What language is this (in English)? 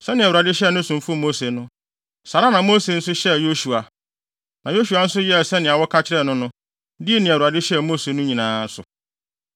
Akan